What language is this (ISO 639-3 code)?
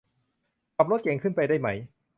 tha